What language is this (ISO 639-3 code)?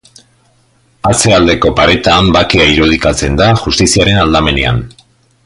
eus